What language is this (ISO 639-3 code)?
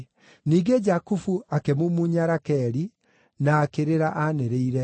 kik